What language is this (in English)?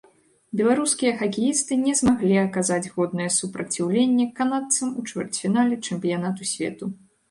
Belarusian